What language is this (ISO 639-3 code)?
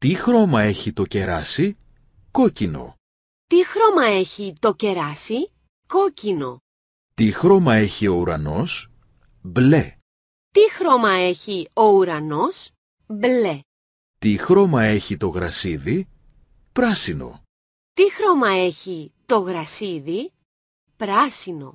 ell